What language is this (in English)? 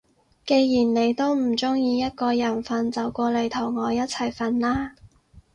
Cantonese